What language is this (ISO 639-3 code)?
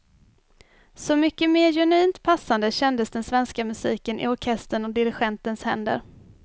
swe